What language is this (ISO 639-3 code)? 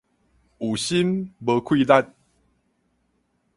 nan